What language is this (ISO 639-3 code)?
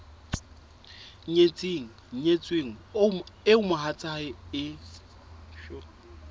sot